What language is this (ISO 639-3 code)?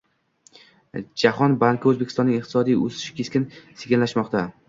uzb